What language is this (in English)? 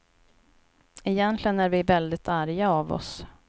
Swedish